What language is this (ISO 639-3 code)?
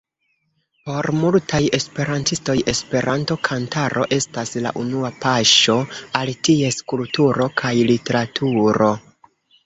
epo